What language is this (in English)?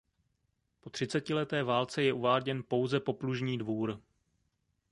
Czech